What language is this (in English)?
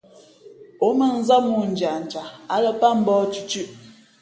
Fe'fe'